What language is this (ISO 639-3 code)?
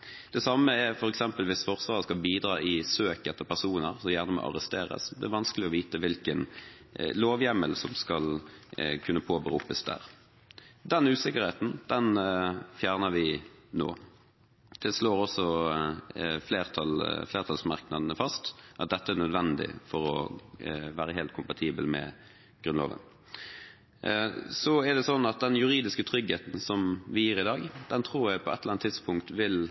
nob